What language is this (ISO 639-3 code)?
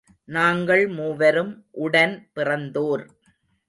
tam